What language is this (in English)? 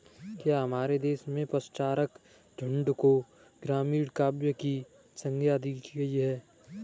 Hindi